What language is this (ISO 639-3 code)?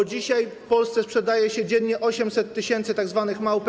pol